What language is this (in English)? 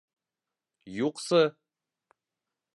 Bashkir